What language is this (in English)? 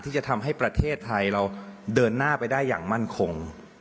Thai